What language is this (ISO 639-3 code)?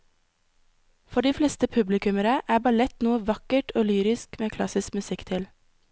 nor